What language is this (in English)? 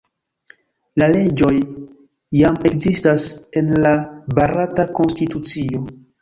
Esperanto